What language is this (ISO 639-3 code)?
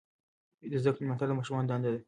pus